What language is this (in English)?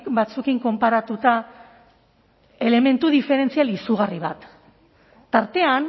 Basque